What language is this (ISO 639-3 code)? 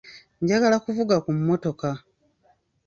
lug